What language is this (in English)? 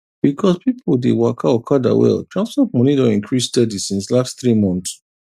Nigerian Pidgin